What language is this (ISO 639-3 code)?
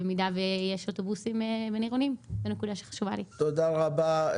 heb